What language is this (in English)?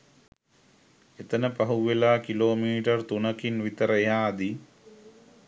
Sinhala